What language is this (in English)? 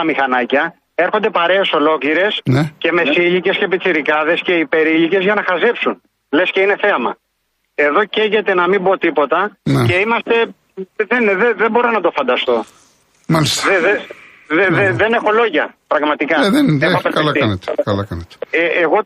Greek